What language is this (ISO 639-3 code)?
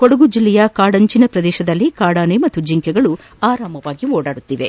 kan